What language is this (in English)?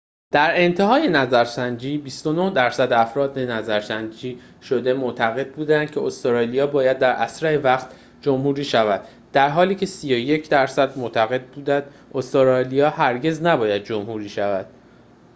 Persian